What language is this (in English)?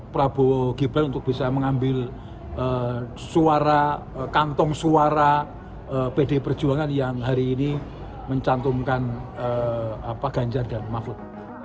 Indonesian